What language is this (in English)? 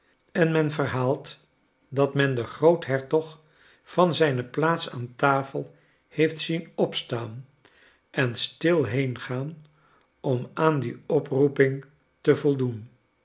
Dutch